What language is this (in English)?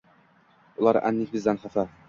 Uzbek